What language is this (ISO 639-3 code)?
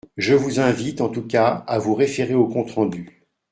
fra